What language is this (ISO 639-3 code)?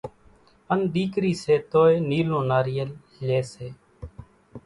gjk